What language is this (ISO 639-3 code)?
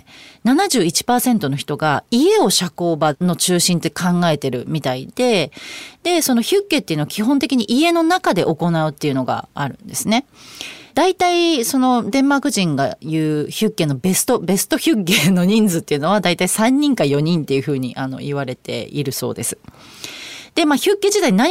jpn